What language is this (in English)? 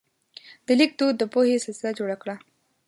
Pashto